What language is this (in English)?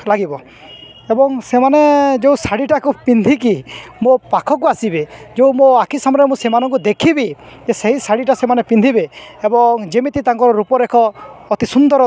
Odia